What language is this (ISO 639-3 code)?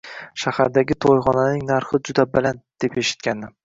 uzb